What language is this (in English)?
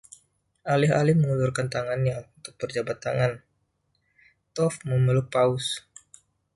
Indonesian